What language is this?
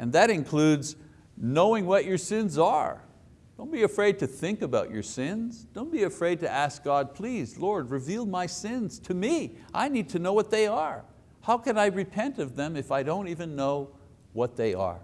English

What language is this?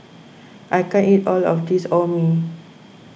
English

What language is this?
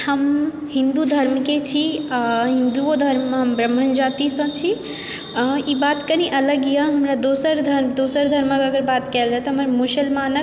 Maithili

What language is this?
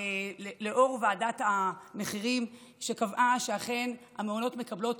Hebrew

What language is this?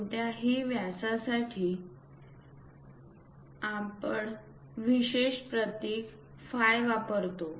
Marathi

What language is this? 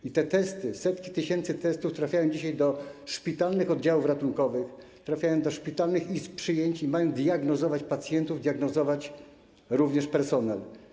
Polish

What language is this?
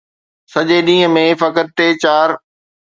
Sindhi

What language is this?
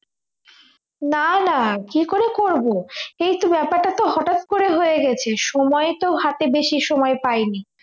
Bangla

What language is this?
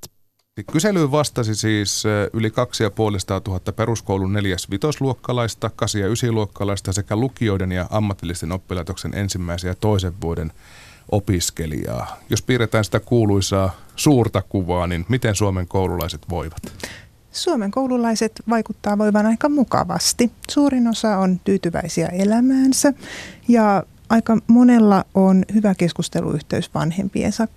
Finnish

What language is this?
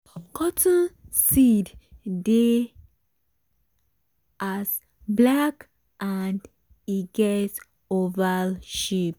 Nigerian Pidgin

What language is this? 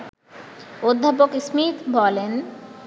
Bangla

